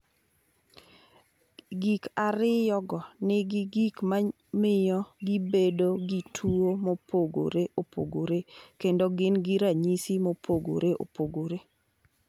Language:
Luo (Kenya and Tanzania)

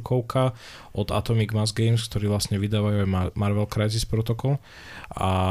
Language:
Slovak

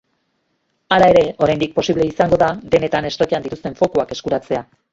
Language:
Basque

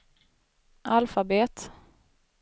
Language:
Swedish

